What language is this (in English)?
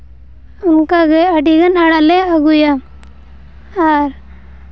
Santali